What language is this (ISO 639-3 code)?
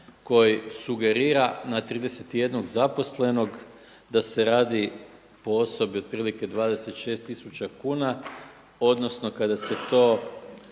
hrv